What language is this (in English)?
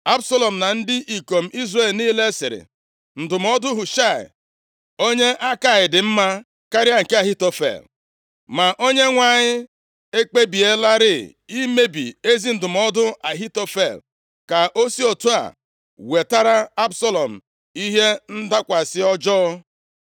Igbo